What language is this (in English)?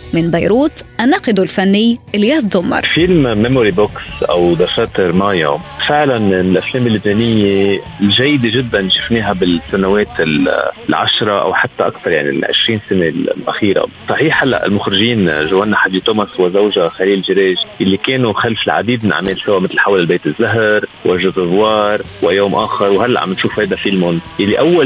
Arabic